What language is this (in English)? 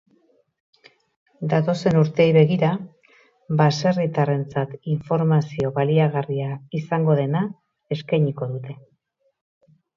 Basque